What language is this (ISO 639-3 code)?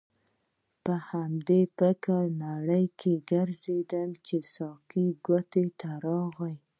pus